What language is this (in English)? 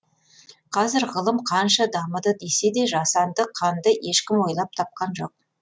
Kazakh